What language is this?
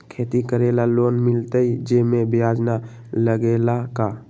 Magahi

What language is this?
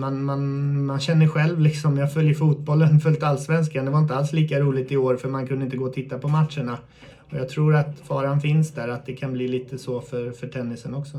Swedish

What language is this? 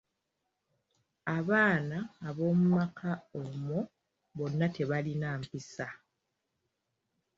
Ganda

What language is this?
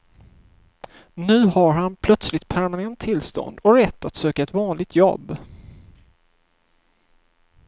Swedish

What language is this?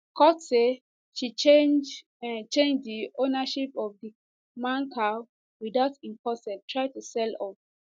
Nigerian Pidgin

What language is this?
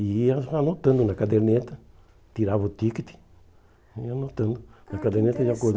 Portuguese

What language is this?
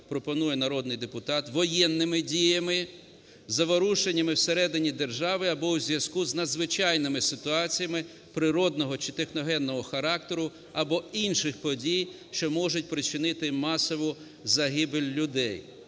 Ukrainian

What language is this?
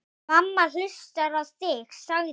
Icelandic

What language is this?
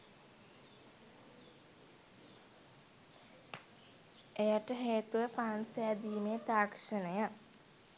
Sinhala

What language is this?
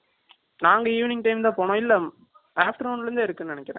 Tamil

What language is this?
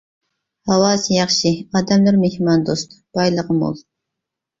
Uyghur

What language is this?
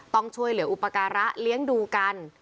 Thai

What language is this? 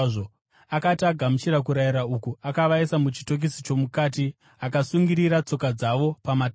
Shona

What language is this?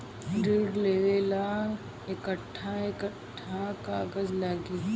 Bhojpuri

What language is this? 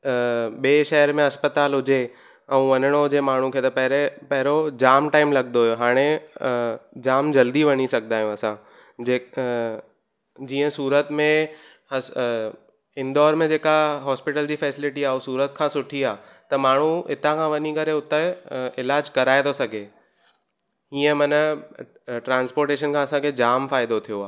Sindhi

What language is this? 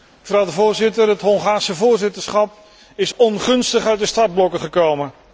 Dutch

